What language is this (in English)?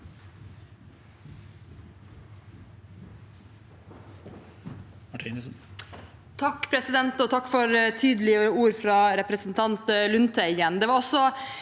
Norwegian